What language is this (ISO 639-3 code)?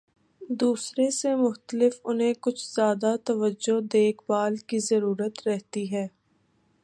urd